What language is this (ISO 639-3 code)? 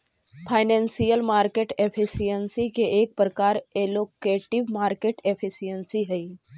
mag